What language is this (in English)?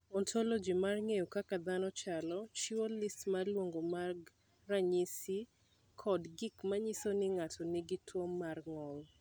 Luo (Kenya and Tanzania)